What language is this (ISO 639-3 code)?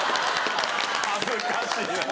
jpn